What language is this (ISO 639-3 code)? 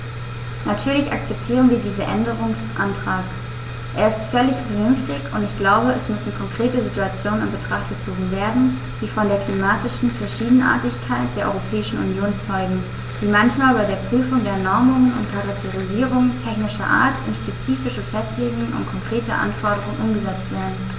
deu